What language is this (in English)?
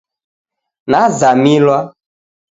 Taita